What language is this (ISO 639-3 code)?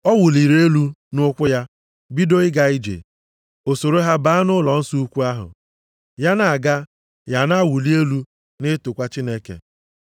ibo